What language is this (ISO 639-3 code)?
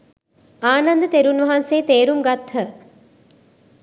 sin